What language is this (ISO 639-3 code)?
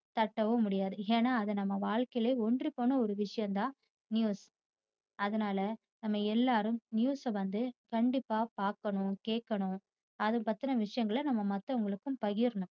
tam